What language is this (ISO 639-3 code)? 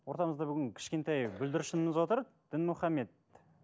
kaz